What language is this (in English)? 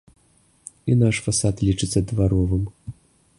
Belarusian